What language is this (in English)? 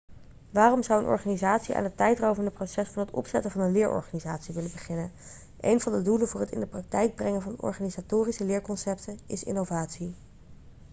Dutch